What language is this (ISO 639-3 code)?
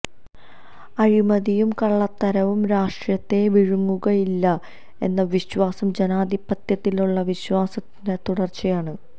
mal